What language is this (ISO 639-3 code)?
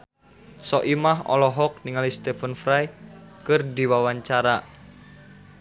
sun